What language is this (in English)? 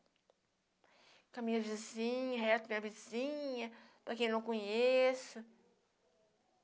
Portuguese